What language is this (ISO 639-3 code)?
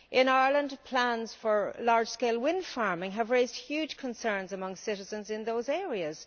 eng